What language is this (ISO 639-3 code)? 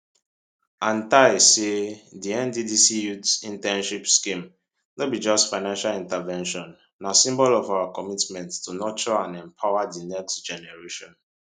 pcm